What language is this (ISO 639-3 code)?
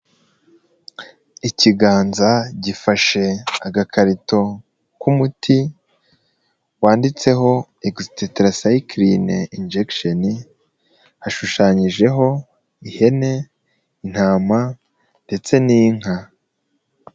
kin